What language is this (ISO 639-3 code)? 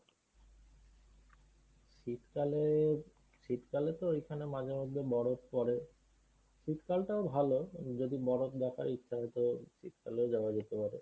ben